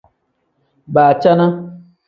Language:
Tem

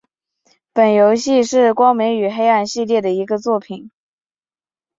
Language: Chinese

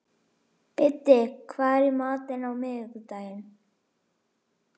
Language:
Icelandic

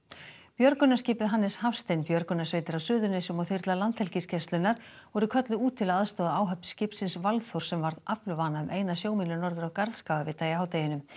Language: Icelandic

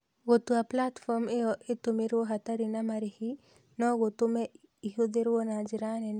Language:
Kikuyu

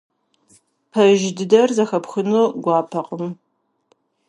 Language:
Kabardian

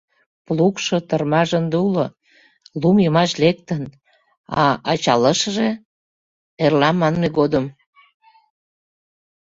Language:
Mari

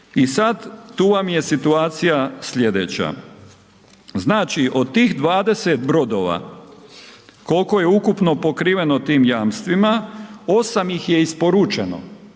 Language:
Croatian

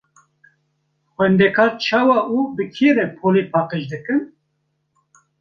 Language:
Kurdish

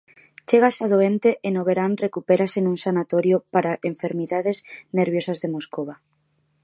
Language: Galician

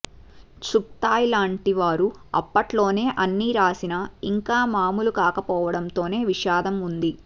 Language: Telugu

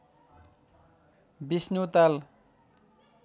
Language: Nepali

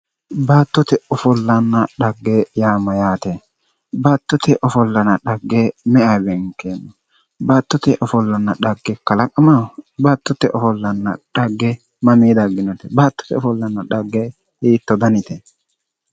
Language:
Sidamo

